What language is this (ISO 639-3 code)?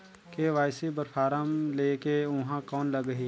hne